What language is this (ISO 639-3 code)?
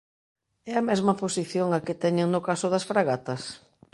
glg